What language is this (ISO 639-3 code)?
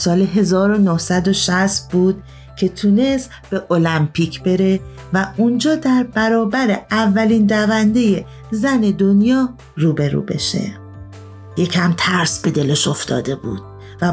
fas